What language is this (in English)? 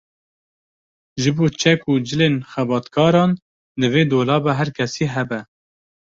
Kurdish